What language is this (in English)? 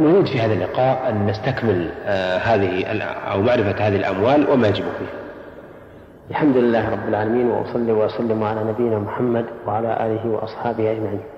Arabic